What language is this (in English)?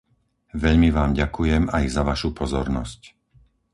Slovak